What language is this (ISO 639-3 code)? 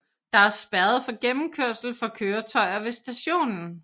dan